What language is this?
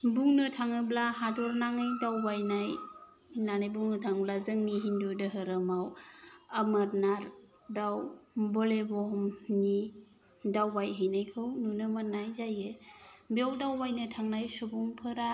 Bodo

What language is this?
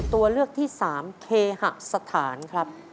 Thai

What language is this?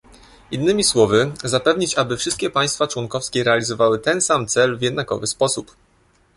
Polish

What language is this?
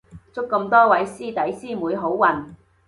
Cantonese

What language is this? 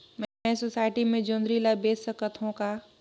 Chhattisgarhi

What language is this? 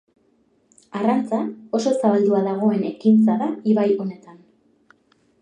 Basque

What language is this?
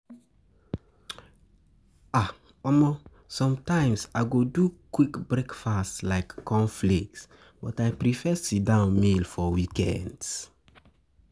Nigerian Pidgin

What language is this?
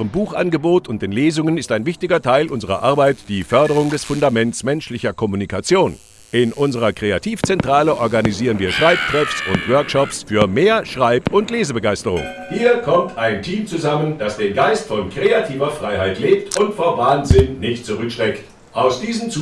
German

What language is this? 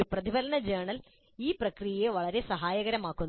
Malayalam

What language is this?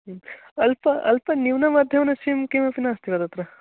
Sanskrit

